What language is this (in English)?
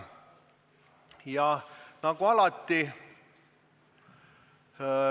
Estonian